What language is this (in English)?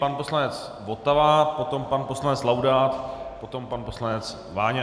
Czech